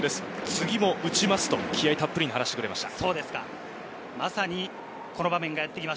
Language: Japanese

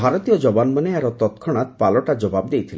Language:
Odia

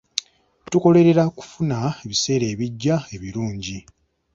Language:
Ganda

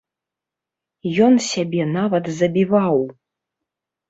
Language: Belarusian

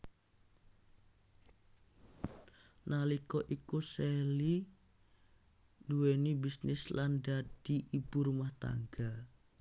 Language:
Javanese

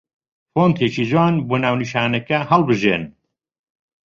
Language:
Central Kurdish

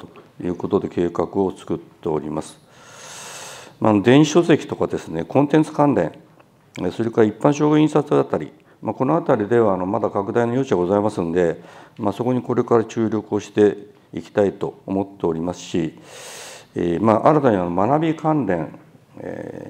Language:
Japanese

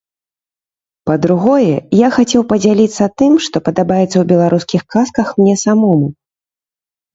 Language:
Belarusian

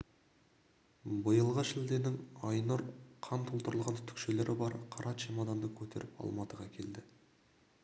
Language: Kazakh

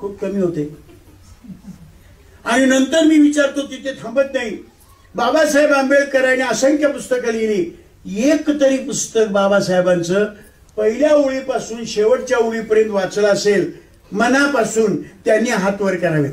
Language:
Hindi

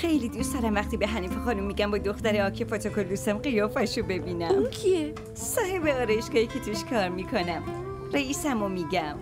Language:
Persian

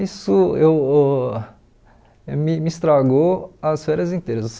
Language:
Portuguese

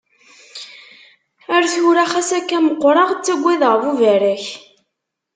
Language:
Kabyle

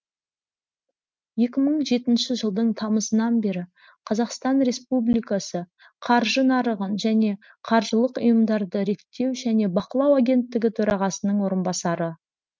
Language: Kazakh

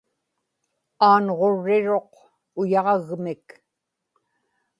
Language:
Inupiaq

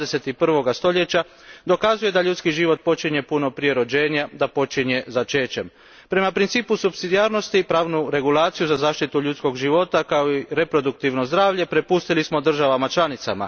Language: Croatian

